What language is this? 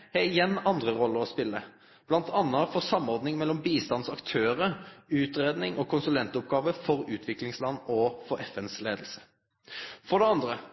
Norwegian Nynorsk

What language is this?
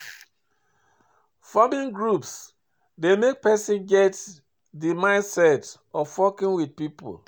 Nigerian Pidgin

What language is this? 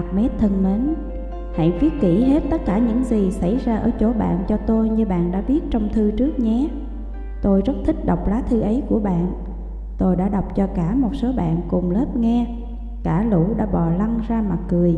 Vietnamese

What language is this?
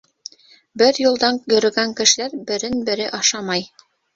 Bashkir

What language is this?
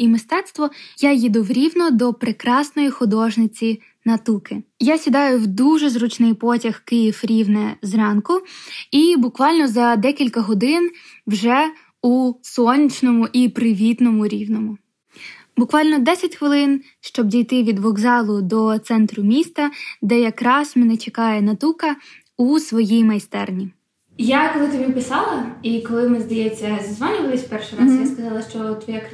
Ukrainian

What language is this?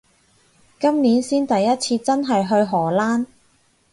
Cantonese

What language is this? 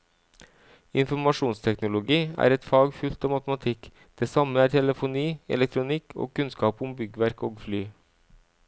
Norwegian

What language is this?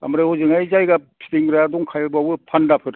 Bodo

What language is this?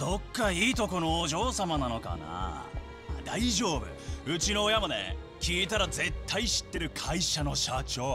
Japanese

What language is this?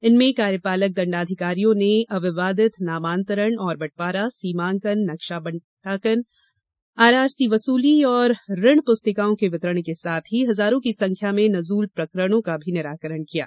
Hindi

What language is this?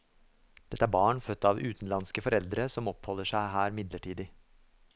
Norwegian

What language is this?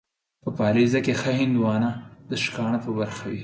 Pashto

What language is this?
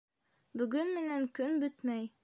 Bashkir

